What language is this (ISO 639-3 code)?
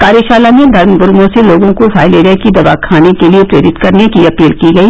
hin